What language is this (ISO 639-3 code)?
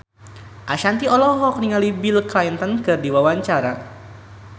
sun